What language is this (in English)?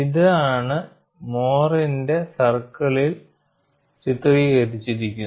Malayalam